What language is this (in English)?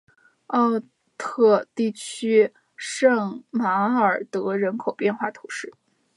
Chinese